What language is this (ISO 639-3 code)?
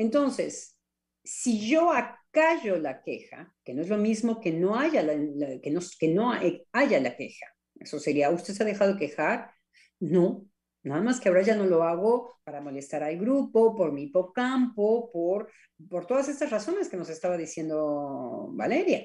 spa